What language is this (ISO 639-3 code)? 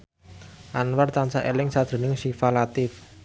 jav